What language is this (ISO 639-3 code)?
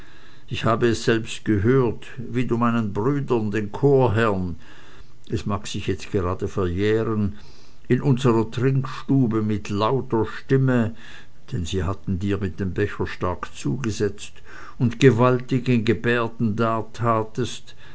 deu